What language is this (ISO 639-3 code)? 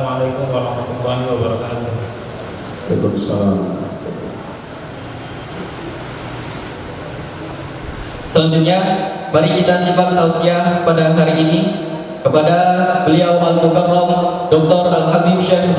ind